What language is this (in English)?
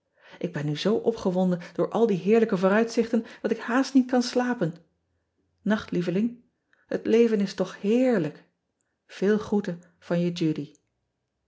Dutch